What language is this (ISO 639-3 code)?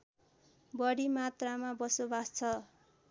nep